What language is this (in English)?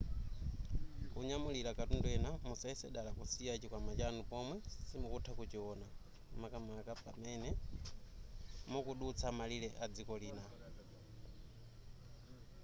Nyanja